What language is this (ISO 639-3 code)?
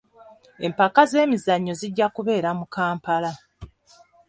lug